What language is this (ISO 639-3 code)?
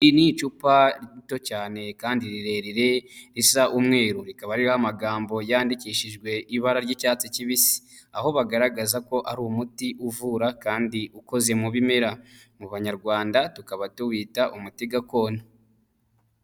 kin